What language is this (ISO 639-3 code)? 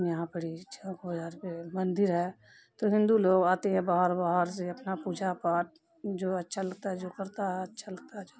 urd